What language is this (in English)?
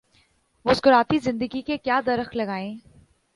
Urdu